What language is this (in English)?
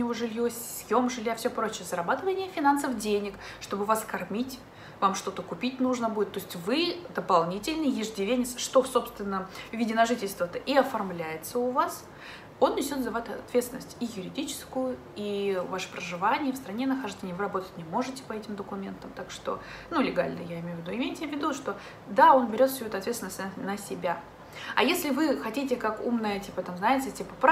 Russian